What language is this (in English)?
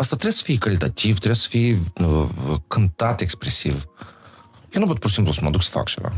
Romanian